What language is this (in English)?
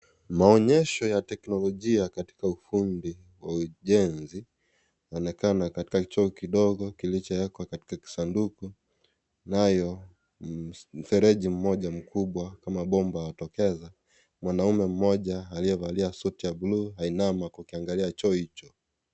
Swahili